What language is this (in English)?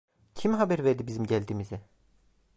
Turkish